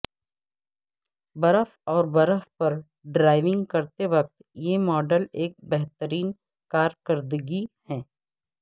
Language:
Urdu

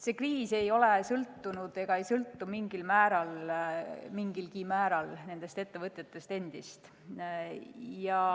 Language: Estonian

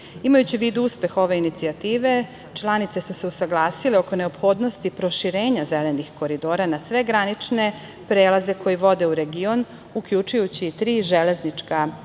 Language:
Serbian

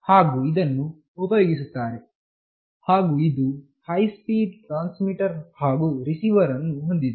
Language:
Kannada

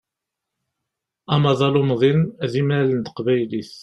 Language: Kabyle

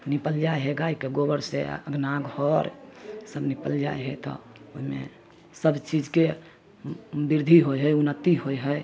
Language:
Maithili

